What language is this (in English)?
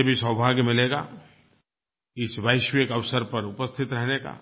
Hindi